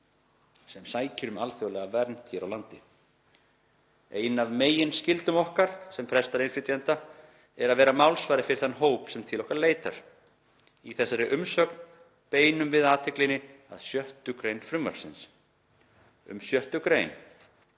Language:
Icelandic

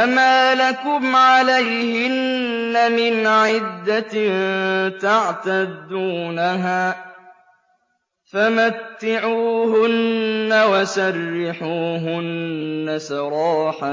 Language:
Arabic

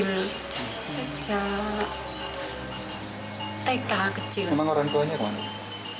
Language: Indonesian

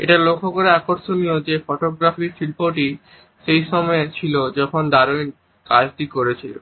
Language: Bangla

